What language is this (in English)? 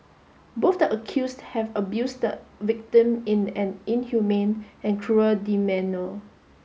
English